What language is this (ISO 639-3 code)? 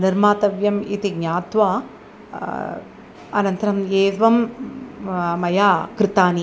san